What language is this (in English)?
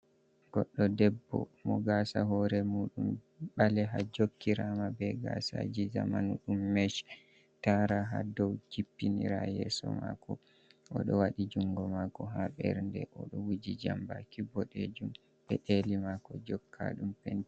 Fula